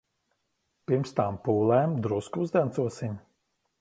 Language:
Latvian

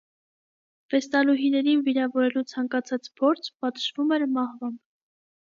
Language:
Armenian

